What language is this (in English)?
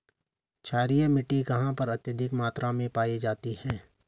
Hindi